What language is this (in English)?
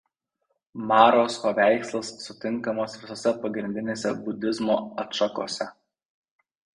Lithuanian